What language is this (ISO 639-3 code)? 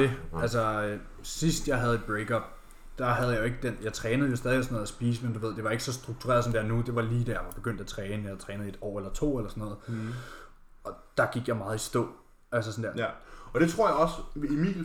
dan